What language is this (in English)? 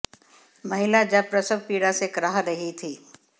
Hindi